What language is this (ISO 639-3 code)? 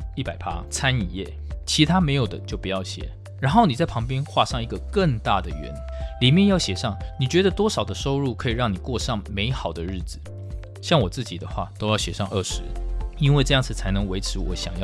zho